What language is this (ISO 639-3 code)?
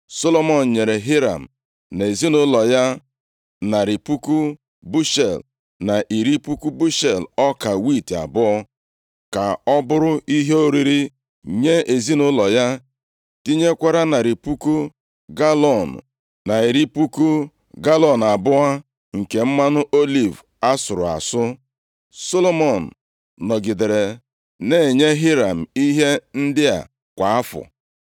ibo